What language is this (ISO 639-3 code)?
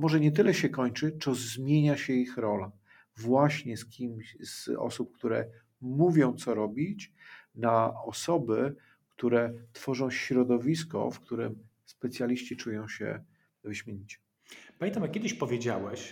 pol